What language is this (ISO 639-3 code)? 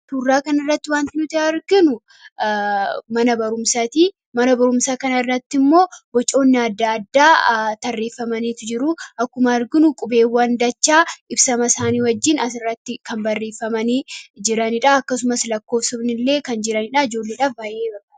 orm